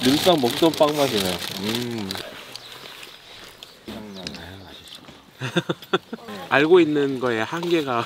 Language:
Korean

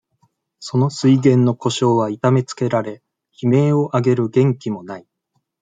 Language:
Japanese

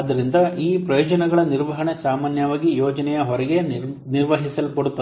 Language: Kannada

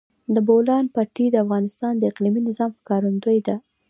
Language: Pashto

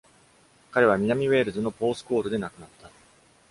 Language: Japanese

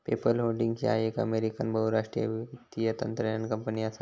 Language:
Marathi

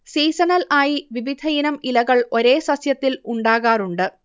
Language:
Malayalam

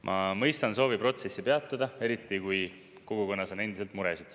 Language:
Estonian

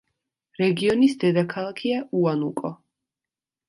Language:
Georgian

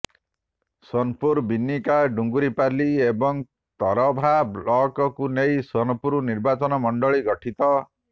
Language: Odia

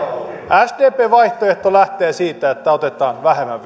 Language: Finnish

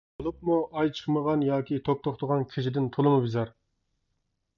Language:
Uyghur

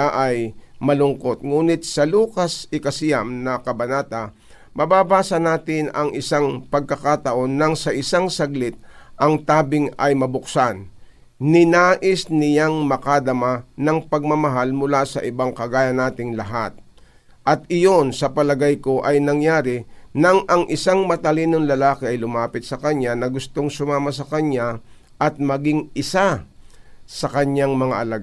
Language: Filipino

